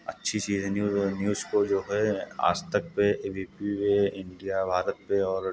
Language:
Hindi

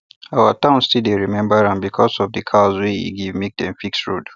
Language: Nigerian Pidgin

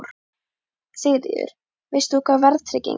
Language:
Icelandic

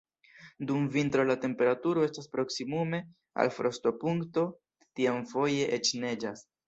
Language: Esperanto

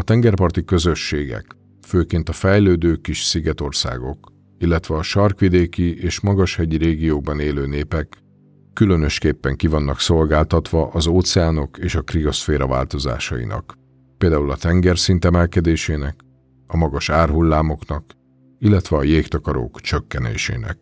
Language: Hungarian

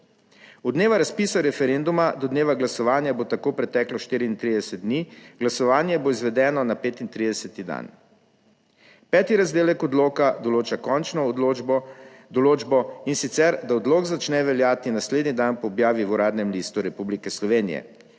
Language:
Slovenian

